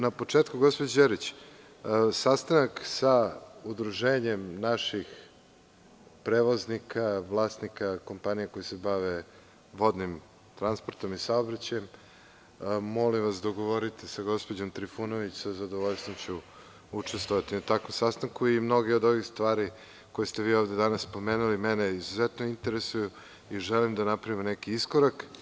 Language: Serbian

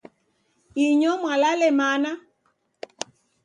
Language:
Taita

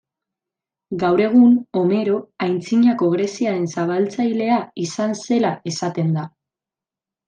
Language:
Basque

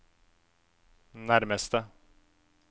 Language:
Norwegian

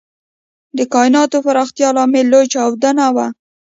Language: Pashto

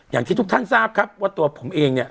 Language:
Thai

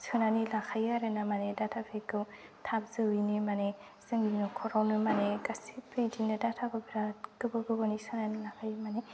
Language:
Bodo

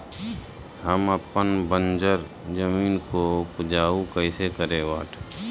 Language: Magahi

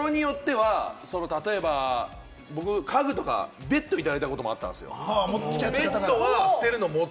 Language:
Japanese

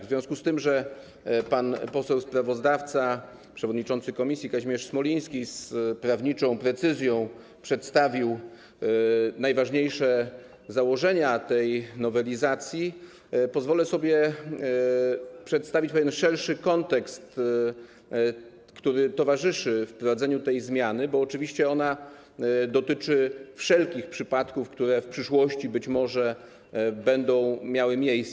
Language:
Polish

